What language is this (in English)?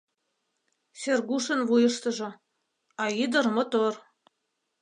Mari